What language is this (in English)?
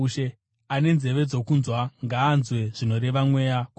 Shona